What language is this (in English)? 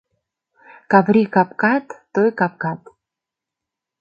Mari